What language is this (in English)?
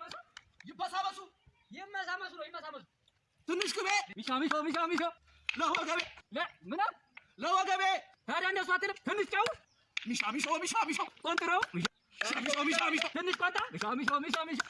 Indonesian